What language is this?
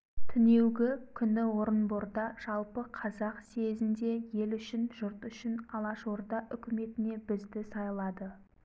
Kazakh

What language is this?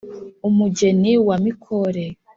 Kinyarwanda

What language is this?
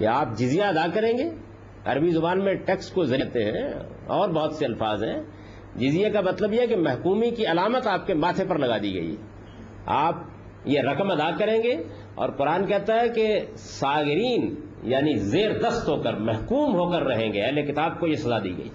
Urdu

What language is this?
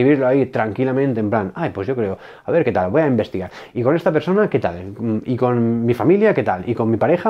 Spanish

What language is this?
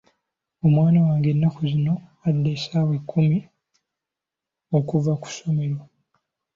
Ganda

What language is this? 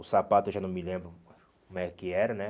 Portuguese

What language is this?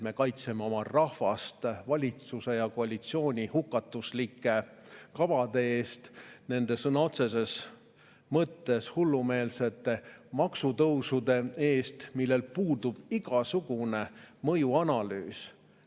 Estonian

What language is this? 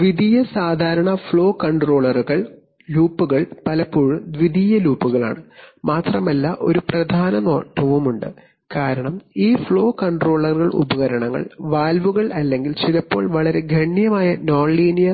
Malayalam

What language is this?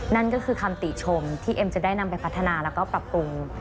Thai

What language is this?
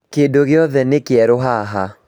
Kikuyu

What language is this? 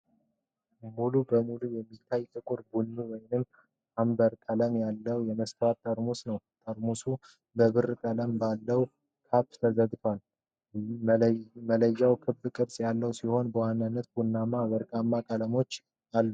Amharic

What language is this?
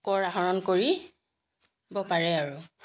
Assamese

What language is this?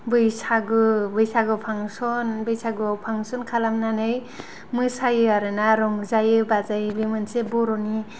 Bodo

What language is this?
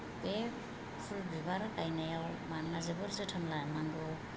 Bodo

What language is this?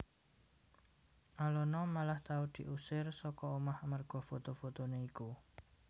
Javanese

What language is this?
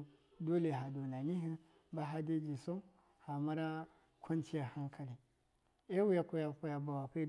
Miya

